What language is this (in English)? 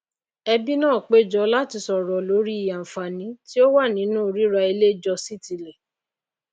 Yoruba